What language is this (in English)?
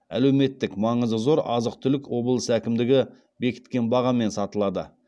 Kazakh